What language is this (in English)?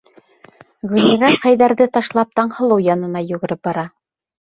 Bashkir